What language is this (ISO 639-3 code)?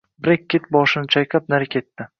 uzb